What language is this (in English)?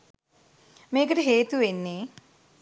Sinhala